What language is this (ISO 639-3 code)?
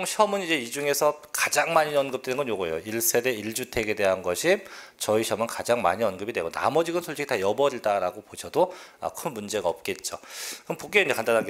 kor